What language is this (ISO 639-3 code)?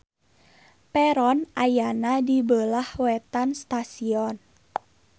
sun